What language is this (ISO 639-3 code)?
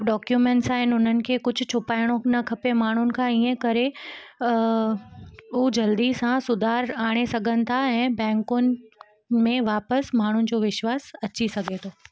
snd